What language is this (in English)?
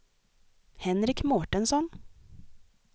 Swedish